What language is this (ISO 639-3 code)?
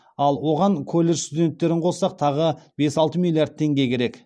kaz